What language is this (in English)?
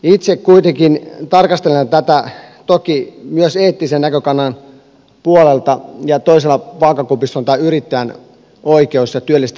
Finnish